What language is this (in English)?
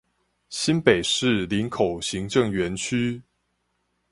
Chinese